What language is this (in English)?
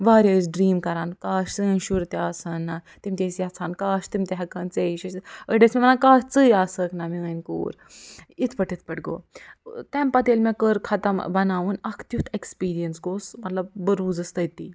Kashmiri